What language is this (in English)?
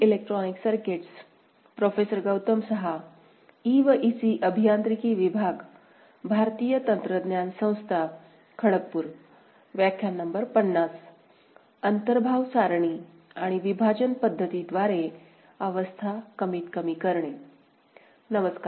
Marathi